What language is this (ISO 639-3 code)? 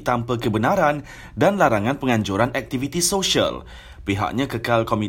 msa